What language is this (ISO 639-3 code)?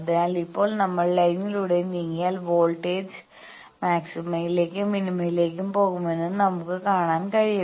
mal